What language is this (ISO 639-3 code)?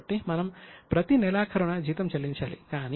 tel